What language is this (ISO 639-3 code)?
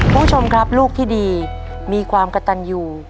tha